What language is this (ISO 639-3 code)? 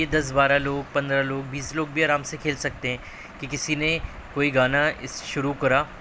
urd